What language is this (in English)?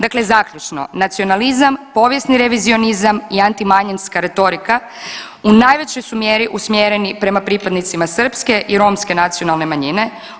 Croatian